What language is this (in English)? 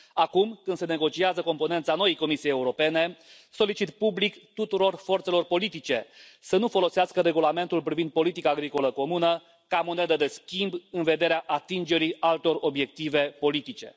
Romanian